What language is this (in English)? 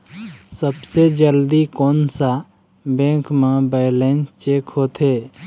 Chhattisgarhi